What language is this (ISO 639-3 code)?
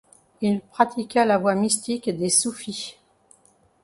fra